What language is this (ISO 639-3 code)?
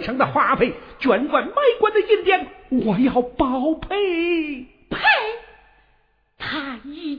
zho